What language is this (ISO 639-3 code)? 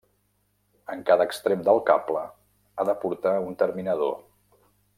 cat